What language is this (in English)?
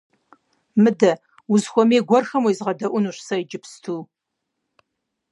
Kabardian